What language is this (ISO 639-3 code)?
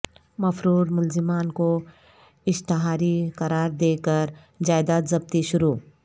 urd